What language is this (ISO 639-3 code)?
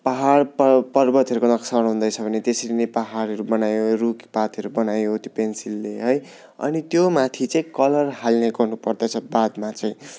nep